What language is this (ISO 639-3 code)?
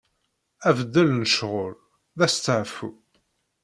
kab